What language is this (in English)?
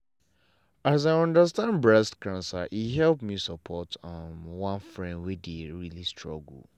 Nigerian Pidgin